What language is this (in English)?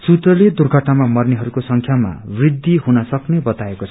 Nepali